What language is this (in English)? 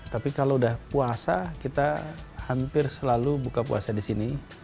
Indonesian